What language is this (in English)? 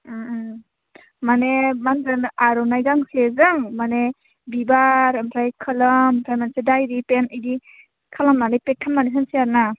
Bodo